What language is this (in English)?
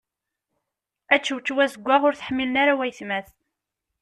Kabyle